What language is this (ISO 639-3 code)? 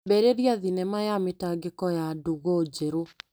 kik